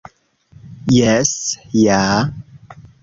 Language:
Esperanto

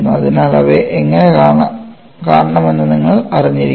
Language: Malayalam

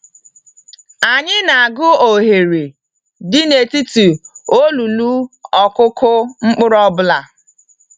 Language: Igbo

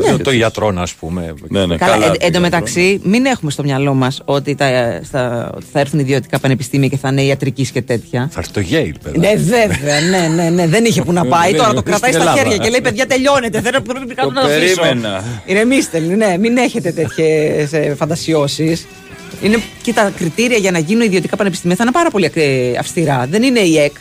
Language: Greek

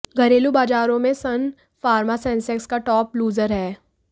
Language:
Hindi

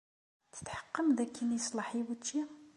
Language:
Kabyle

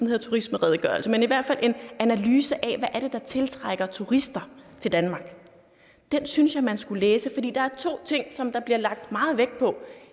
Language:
Danish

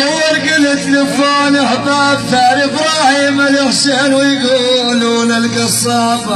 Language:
Arabic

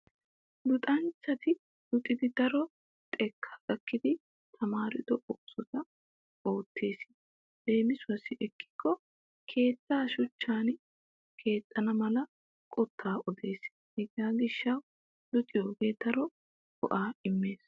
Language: Wolaytta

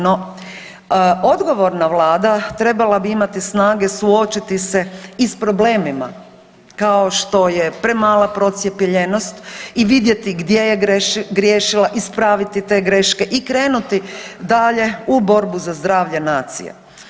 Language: Croatian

